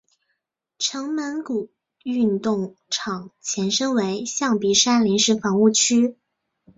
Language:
Chinese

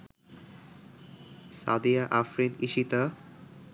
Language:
Bangla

